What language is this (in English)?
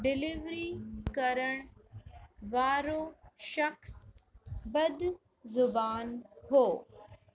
Sindhi